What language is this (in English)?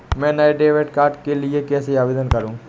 Hindi